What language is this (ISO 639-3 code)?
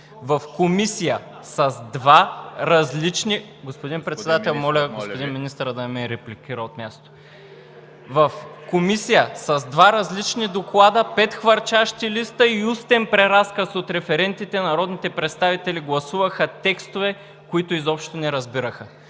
bul